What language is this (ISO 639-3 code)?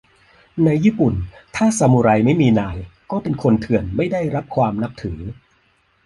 tha